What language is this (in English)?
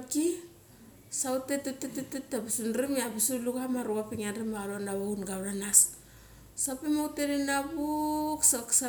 Mali